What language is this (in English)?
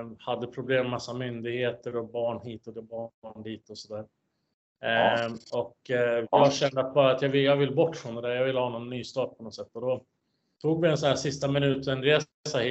Swedish